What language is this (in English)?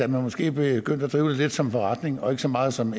Danish